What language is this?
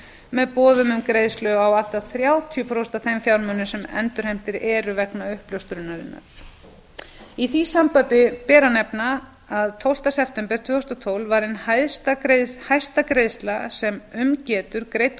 Icelandic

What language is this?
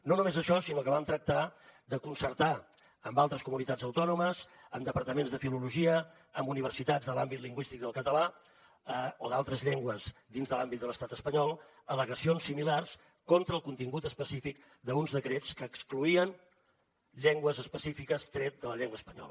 Catalan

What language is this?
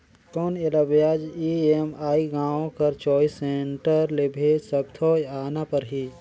Chhattisgarhi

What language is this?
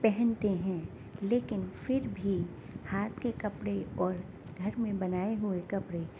Urdu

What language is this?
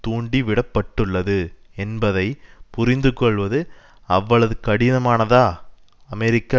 Tamil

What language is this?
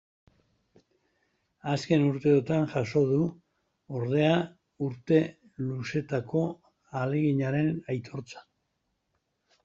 Basque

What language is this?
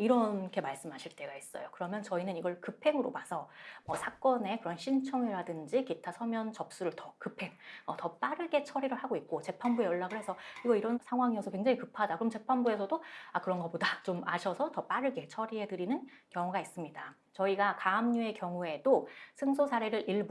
Korean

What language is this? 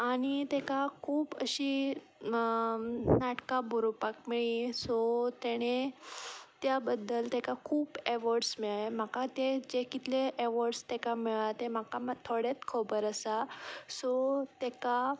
Konkani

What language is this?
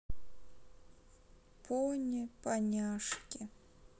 Russian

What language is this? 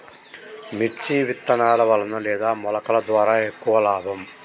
Telugu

